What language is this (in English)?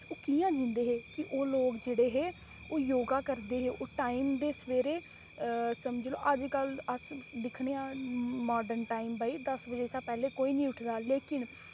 Dogri